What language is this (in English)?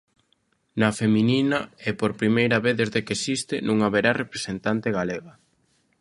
Galician